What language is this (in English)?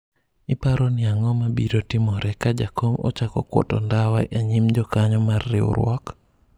Luo (Kenya and Tanzania)